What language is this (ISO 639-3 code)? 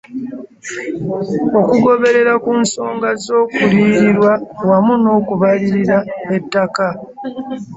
lug